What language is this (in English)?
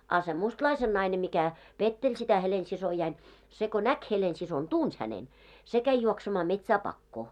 Finnish